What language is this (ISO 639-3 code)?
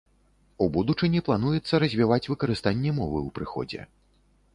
bel